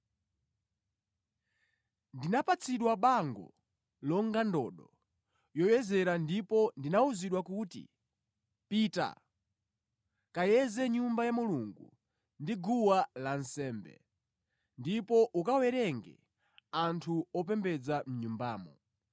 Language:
Nyanja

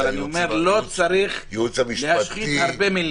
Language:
Hebrew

